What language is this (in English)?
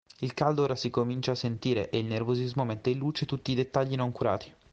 Italian